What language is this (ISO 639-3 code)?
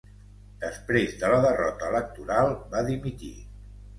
cat